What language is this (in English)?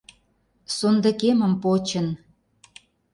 Mari